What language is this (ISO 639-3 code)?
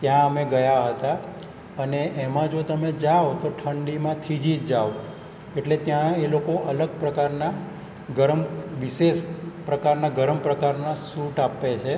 guj